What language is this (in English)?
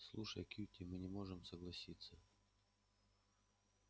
Russian